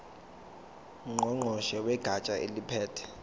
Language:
Zulu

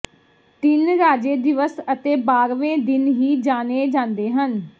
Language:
Punjabi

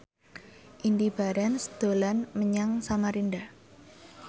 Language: Javanese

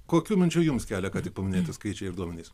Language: Lithuanian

